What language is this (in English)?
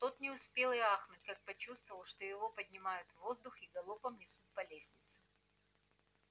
Russian